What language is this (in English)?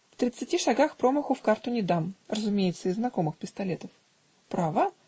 Russian